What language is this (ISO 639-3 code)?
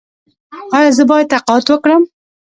pus